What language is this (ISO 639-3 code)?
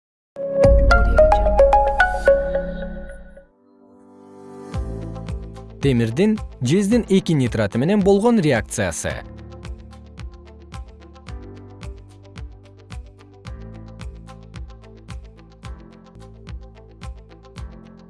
kir